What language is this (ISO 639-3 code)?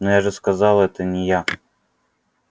rus